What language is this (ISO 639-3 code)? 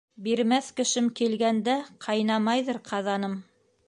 bak